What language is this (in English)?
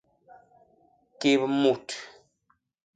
Basaa